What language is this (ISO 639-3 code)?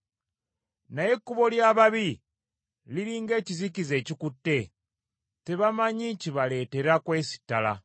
lug